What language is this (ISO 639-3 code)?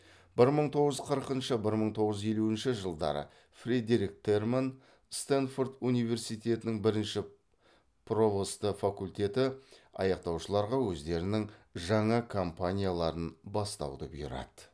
kaz